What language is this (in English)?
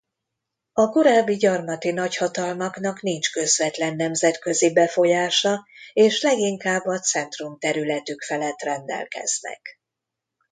Hungarian